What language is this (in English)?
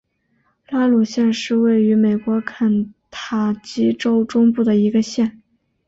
Chinese